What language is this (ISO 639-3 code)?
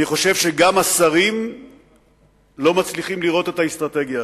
heb